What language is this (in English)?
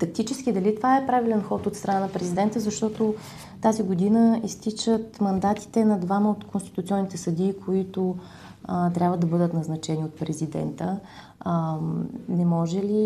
Bulgarian